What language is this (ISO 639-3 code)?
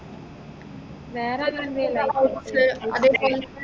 mal